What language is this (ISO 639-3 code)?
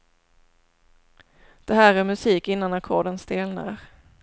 swe